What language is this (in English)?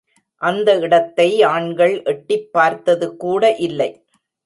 Tamil